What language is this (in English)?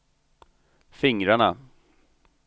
Swedish